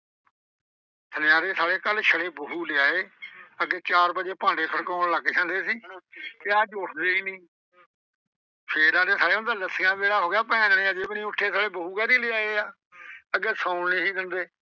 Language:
Punjabi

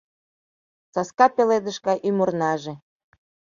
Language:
Mari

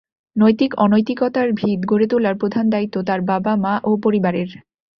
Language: Bangla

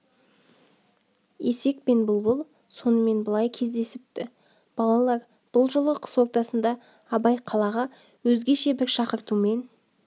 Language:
Kazakh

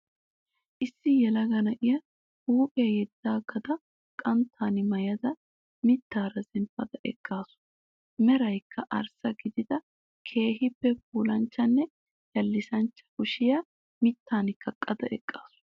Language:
Wolaytta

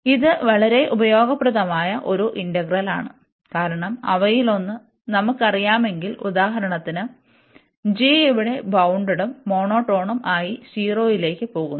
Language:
Malayalam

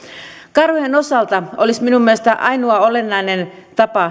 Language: Finnish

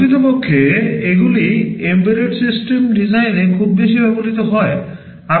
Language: Bangla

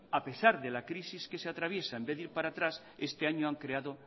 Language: Spanish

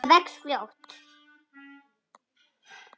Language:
Icelandic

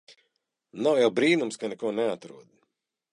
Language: Latvian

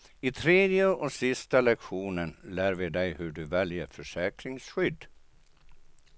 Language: Swedish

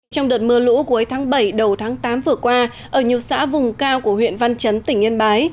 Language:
Vietnamese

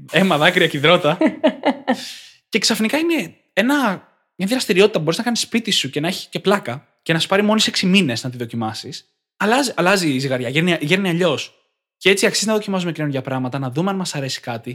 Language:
Greek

